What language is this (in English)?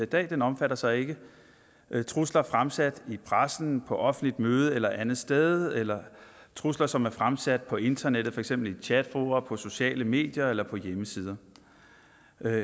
Danish